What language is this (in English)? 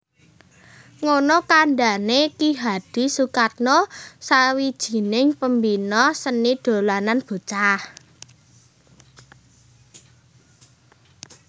Javanese